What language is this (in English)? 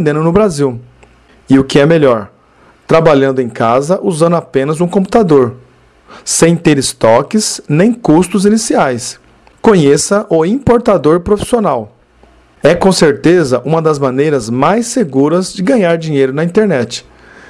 Portuguese